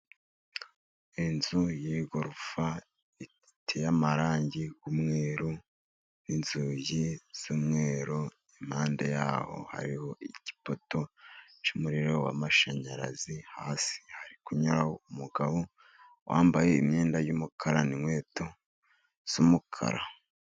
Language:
Kinyarwanda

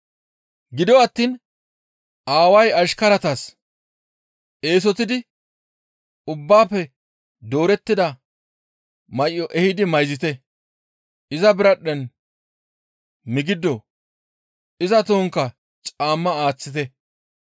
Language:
Gamo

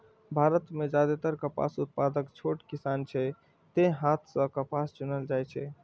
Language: Maithili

